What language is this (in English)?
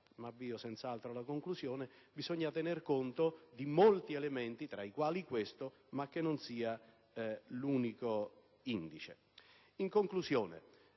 Italian